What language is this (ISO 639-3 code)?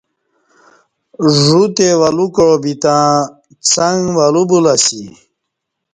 bsh